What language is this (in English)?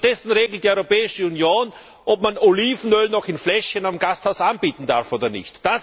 German